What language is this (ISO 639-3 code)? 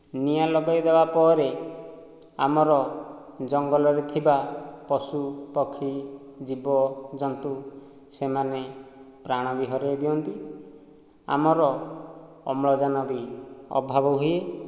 ori